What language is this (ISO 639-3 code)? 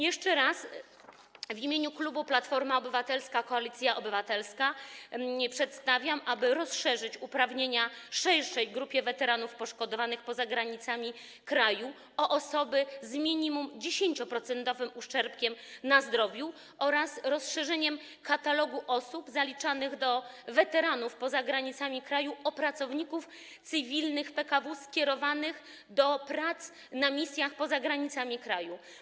pol